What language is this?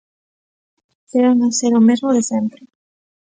Galician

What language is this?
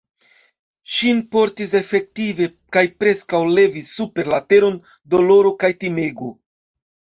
Esperanto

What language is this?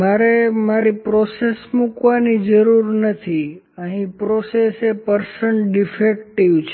Gujarati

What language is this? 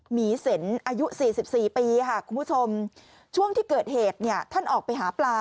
Thai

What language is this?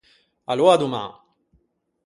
Ligurian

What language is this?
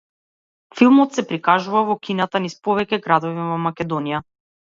Macedonian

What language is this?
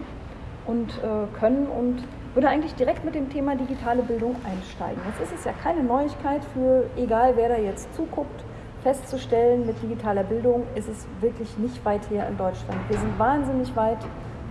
German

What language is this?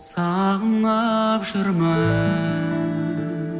Kazakh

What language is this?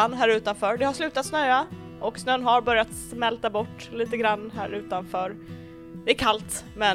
Swedish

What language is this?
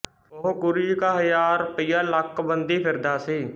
Punjabi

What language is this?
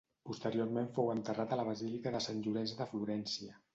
Catalan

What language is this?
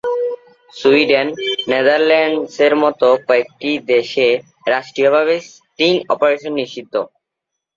Bangla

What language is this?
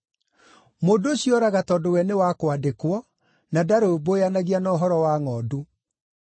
Kikuyu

